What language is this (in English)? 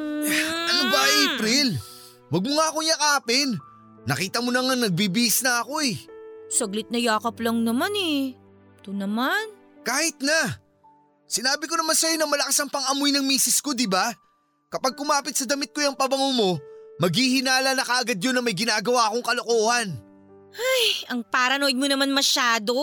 Filipino